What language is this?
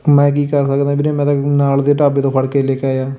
Punjabi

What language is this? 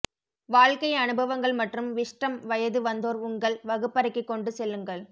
Tamil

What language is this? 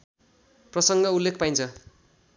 Nepali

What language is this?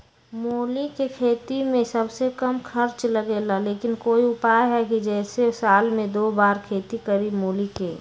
Magahi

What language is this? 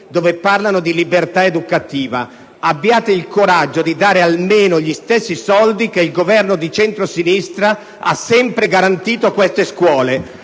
Italian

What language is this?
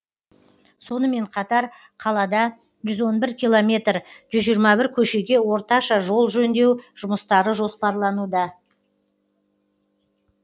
Kazakh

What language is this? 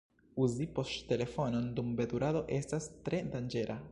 Esperanto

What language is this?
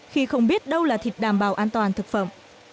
Vietnamese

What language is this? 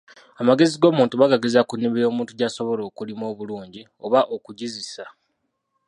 Ganda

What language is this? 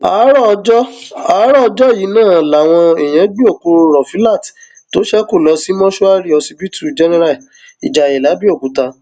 Yoruba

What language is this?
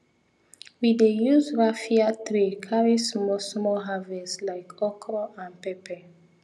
Nigerian Pidgin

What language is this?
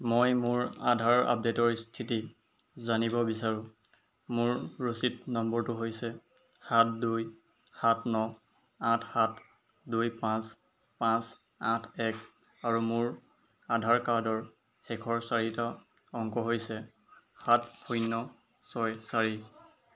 Assamese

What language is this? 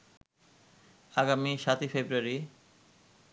Bangla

